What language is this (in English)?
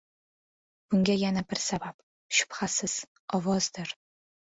Uzbek